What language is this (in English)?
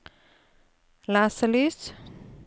Norwegian